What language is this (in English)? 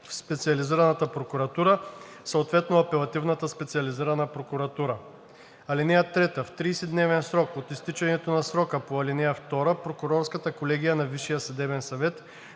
Bulgarian